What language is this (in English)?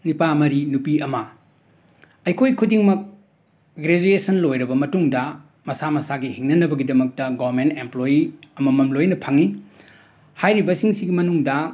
Manipuri